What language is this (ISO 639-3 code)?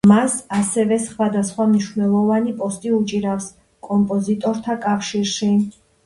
kat